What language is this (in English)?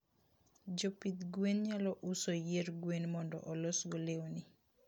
Luo (Kenya and Tanzania)